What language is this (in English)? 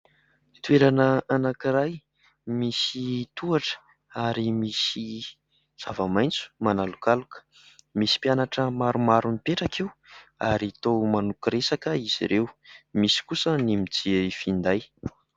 Malagasy